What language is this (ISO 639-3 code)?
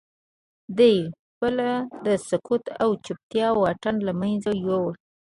pus